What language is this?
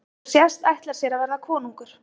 Icelandic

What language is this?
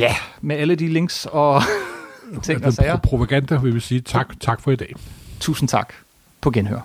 Danish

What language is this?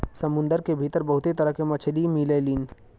Bhojpuri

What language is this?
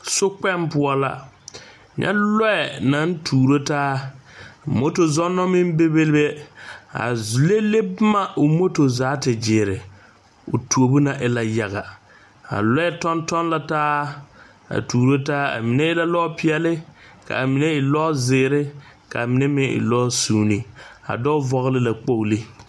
Southern Dagaare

